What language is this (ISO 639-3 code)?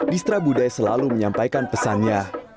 ind